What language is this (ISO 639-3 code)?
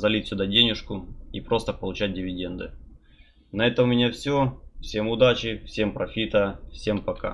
rus